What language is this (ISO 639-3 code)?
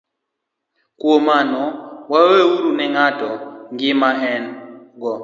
luo